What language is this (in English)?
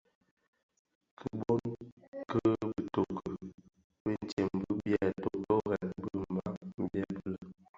Bafia